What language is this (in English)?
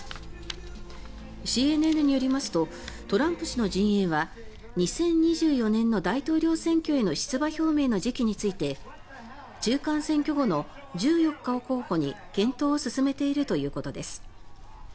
Japanese